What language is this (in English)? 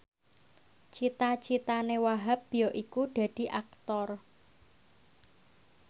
Javanese